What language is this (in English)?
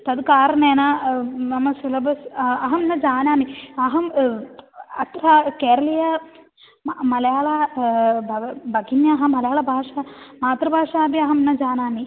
Sanskrit